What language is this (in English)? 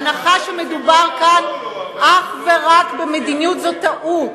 Hebrew